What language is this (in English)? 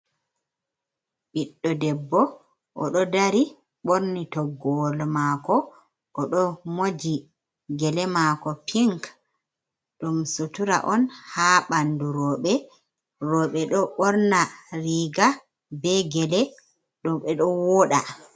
Fula